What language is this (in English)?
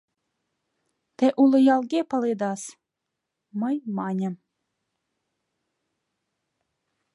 Mari